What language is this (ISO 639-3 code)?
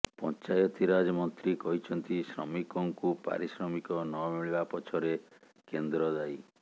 ori